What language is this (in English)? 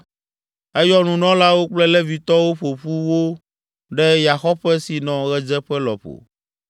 Ewe